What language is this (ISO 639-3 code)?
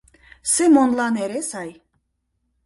chm